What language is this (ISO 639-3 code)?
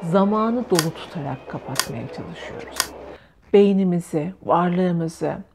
tur